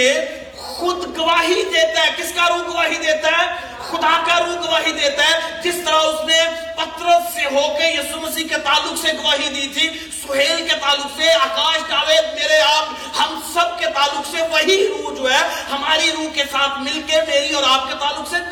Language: Urdu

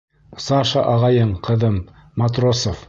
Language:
Bashkir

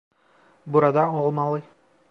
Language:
Turkish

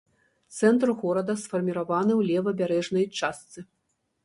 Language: Belarusian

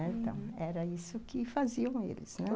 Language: Portuguese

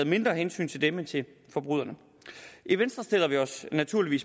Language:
Danish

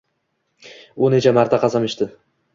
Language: Uzbek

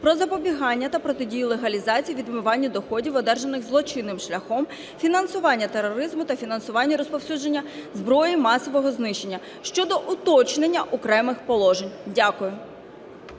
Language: Ukrainian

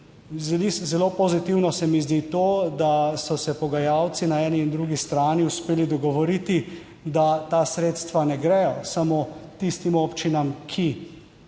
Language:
Slovenian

